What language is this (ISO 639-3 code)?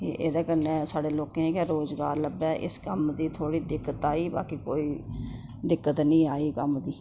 doi